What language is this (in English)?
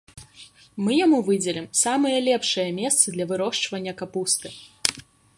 Belarusian